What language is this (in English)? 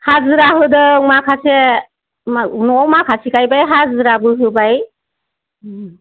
Bodo